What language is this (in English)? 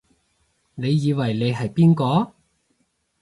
Cantonese